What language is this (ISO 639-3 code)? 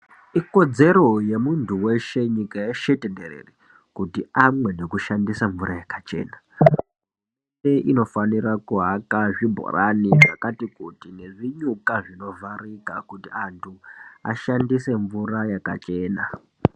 ndc